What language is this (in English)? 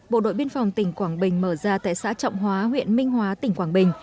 Vietnamese